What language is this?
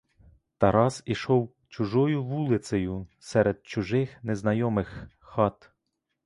Ukrainian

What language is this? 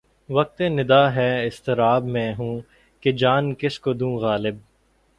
Urdu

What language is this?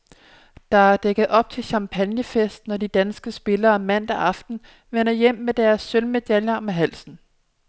Danish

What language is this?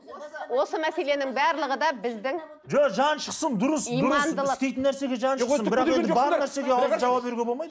Kazakh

